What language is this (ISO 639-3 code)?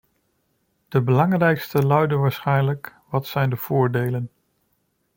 nld